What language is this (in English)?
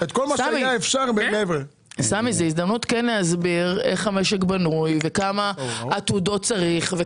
Hebrew